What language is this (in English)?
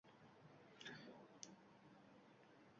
Uzbek